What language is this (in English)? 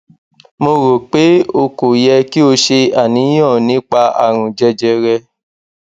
Yoruba